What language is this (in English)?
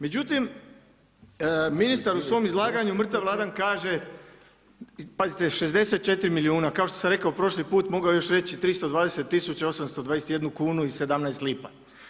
Croatian